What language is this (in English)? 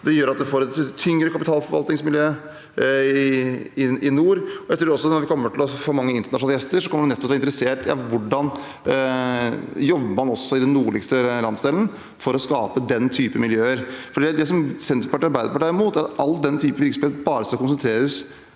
Norwegian